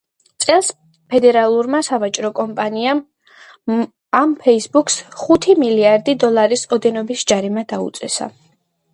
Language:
Georgian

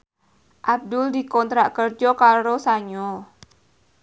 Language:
Javanese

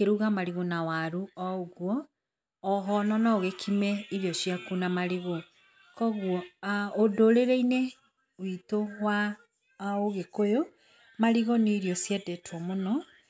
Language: Kikuyu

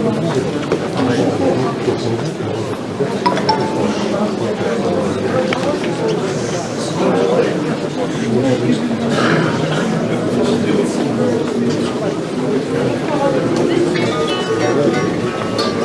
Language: Kazakh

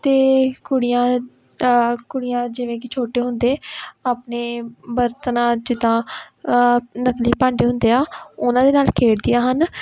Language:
Punjabi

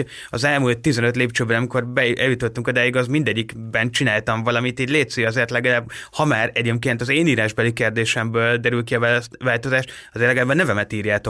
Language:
Hungarian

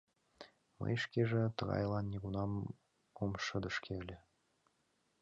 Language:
Mari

